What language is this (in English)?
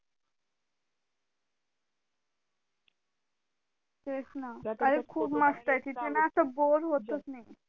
Marathi